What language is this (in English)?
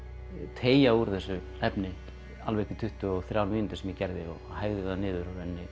Icelandic